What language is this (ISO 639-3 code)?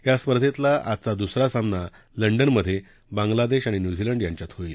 mar